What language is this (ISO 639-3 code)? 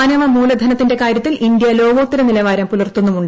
mal